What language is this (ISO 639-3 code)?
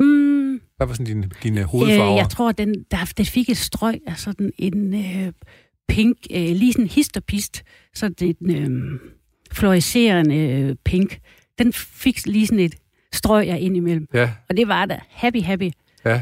dan